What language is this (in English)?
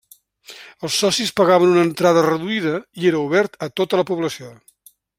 Catalan